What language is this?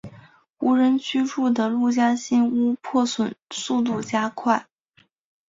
Chinese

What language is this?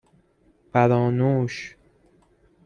Persian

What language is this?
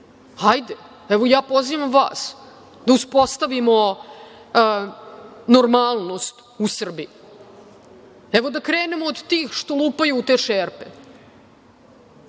Serbian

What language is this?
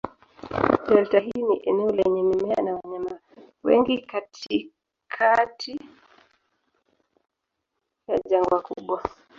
Swahili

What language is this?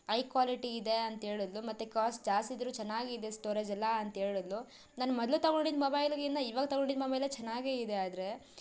Kannada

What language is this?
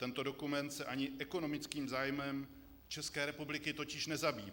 Czech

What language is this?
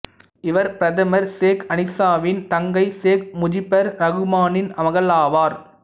Tamil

